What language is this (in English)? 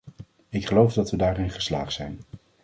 Dutch